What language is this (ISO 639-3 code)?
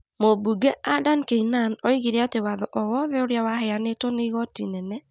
kik